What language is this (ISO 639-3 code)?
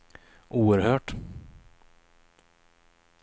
swe